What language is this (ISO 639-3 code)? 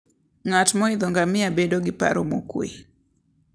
luo